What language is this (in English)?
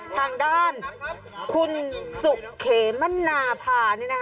Thai